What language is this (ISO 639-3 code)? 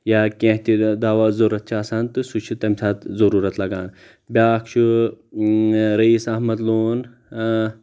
kas